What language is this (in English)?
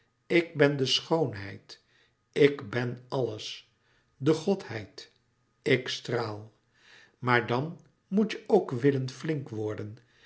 Dutch